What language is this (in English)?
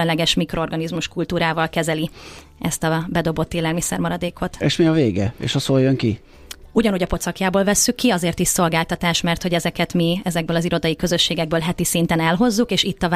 Hungarian